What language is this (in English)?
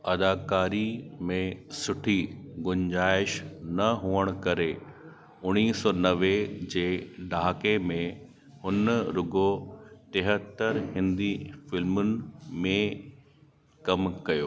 Sindhi